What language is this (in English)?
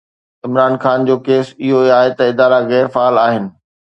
Sindhi